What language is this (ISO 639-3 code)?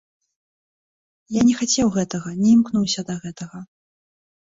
bel